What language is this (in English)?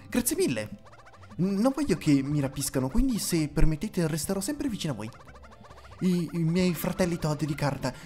Italian